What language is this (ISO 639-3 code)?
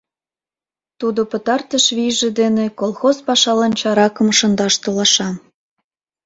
chm